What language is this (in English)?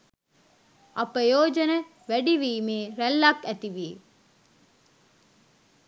Sinhala